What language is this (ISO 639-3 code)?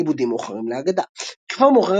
heb